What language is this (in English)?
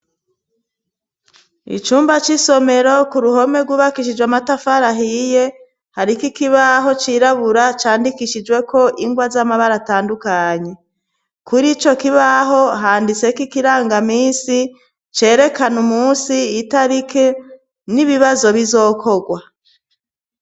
Rundi